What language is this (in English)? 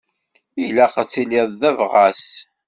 Kabyle